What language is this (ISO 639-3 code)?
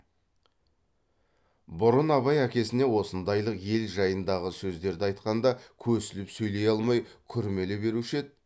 kaz